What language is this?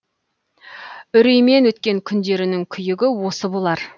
Kazakh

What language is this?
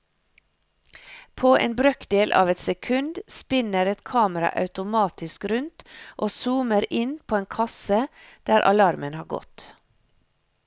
Norwegian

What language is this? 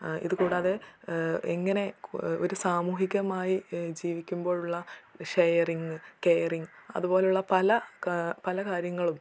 Malayalam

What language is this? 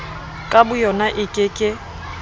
Southern Sotho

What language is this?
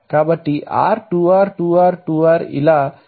Telugu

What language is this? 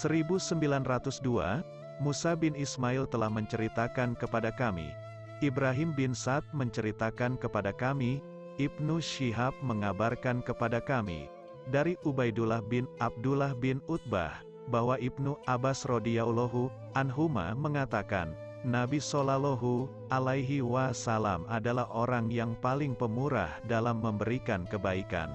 Indonesian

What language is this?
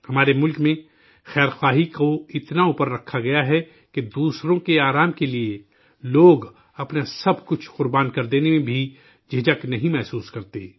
Urdu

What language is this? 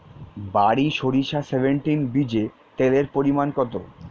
Bangla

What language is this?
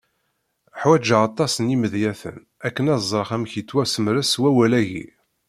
Kabyle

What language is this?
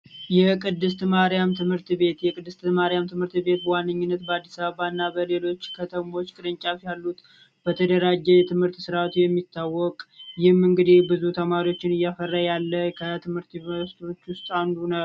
Amharic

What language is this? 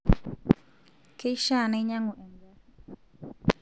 Masai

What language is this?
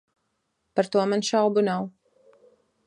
Latvian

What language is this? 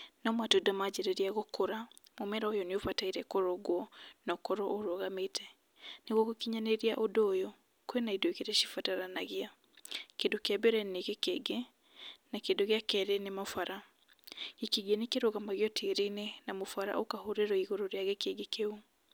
Kikuyu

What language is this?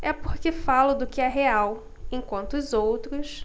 Portuguese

